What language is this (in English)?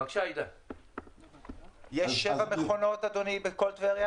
Hebrew